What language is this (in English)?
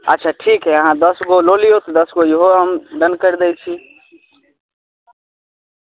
Maithili